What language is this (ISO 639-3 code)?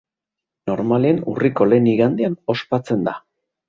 eus